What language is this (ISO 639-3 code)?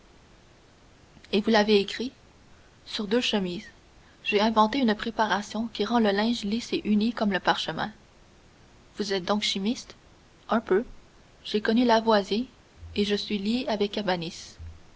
fra